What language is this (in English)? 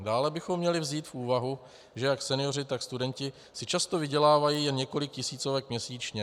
Czech